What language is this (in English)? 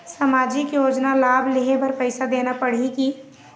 Chhattisgarhi